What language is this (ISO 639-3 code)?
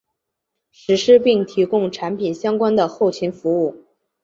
zho